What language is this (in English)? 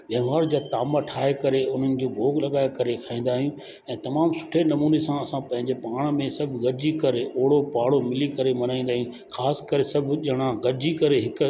Sindhi